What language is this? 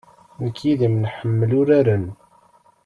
Kabyle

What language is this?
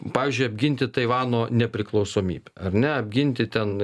Lithuanian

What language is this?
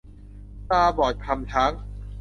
Thai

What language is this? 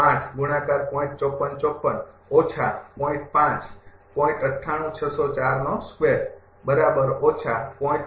Gujarati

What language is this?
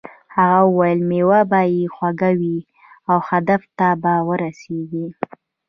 Pashto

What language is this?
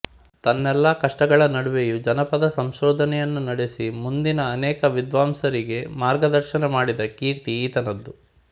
Kannada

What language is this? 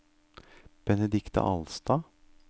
Norwegian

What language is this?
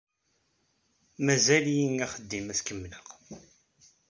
Kabyle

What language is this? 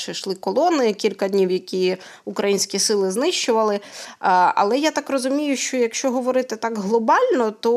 Ukrainian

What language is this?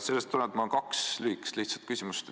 Estonian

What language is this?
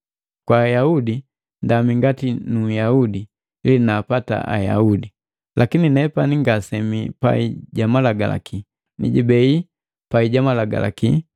Matengo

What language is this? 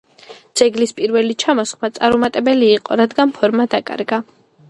Georgian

